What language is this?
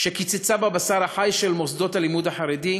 Hebrew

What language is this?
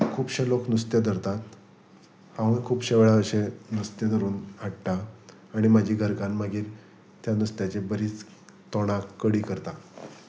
Konkani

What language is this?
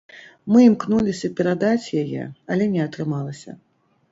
Belarusian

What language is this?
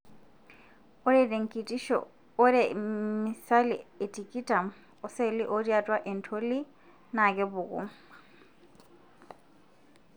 Masai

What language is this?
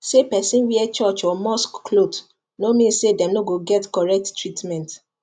Nigerian Pidgin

